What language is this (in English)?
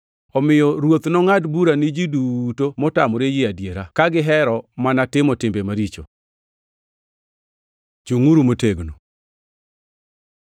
Luo (Kenya and Tanzania)